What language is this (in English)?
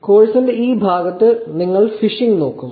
Malayalam